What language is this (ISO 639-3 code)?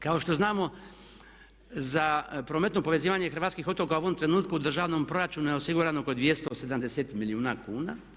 hrv